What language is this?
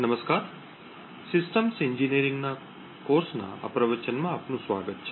Gujarati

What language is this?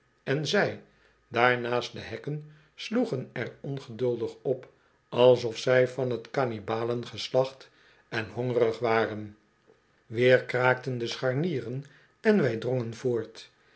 Dutch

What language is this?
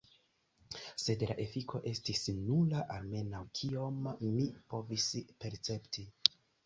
Esperanto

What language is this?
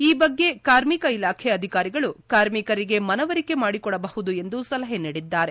Kannada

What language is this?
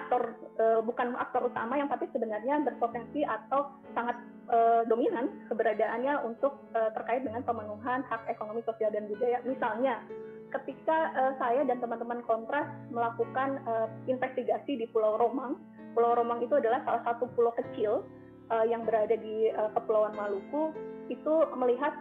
Indonesian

